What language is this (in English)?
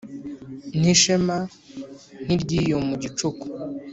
Kinyarwanda